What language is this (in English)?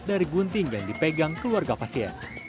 Indonesian